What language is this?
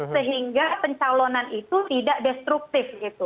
Indonesian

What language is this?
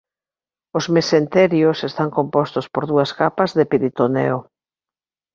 Galician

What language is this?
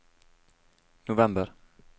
Norwegian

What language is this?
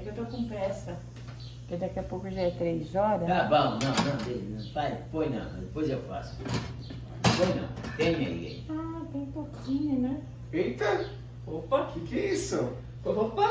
Portuguese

